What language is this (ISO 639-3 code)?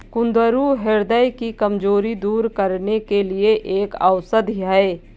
hin